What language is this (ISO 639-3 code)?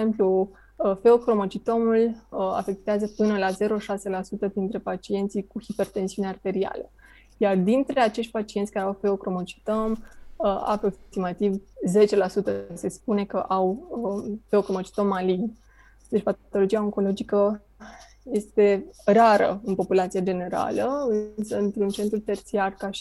ron